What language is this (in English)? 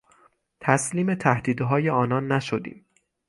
Persian